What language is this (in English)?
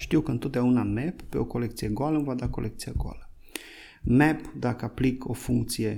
Romanian